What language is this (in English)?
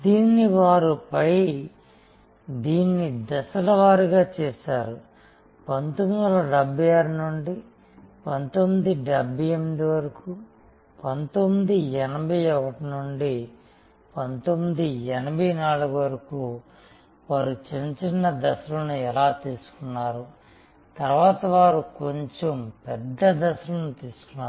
Telugu